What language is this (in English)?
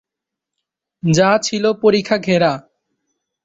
Bangla